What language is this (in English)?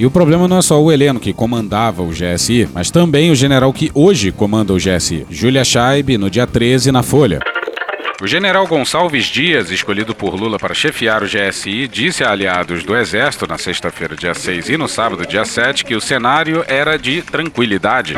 Portuguese